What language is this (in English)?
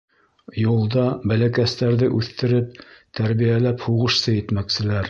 Bashkir